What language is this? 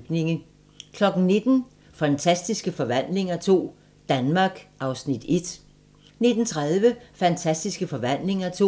Danish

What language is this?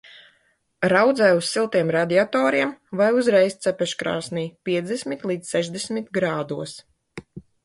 Latvian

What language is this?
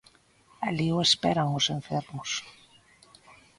Galician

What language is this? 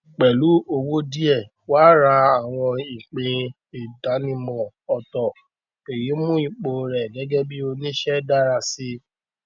Yoruba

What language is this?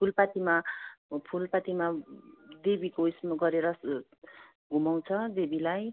Nepali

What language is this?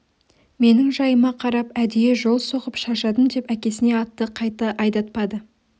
Kazakh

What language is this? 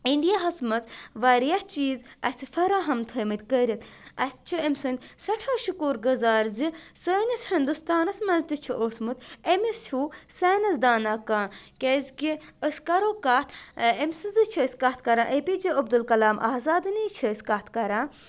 Kashmiri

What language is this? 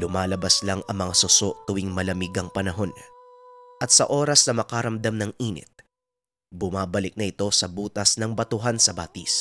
Filipino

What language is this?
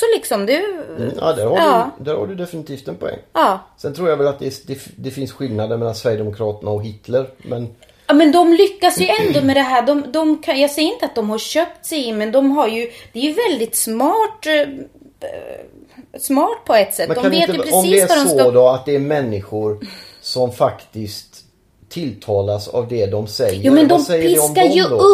Swedish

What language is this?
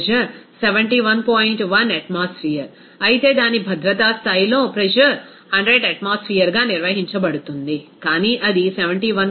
Telugu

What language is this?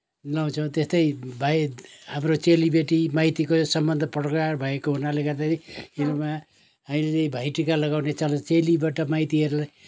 Nepali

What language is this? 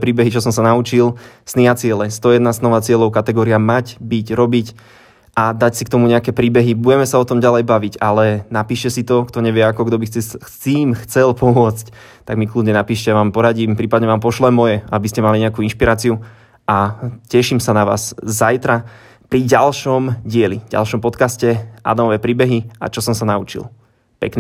Slovak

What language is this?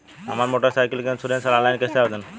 Bhojpuri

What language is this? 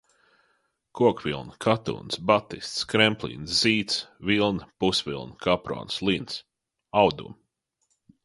Latvian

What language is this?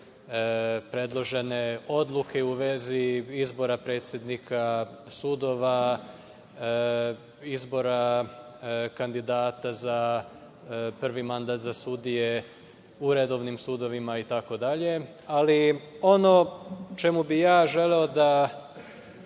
Serbian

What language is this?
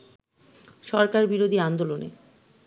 Bangla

